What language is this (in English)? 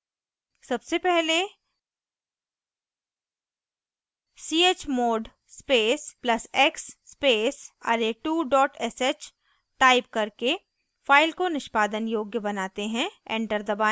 Hindi